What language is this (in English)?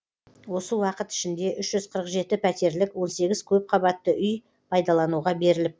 Kazakh